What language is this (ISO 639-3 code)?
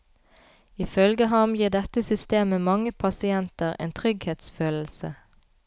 nor